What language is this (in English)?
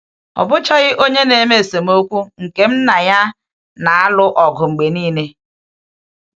Igbo